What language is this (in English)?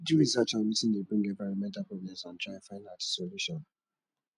Nigerian Pidgin